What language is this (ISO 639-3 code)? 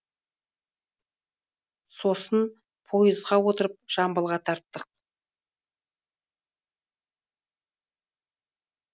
kaz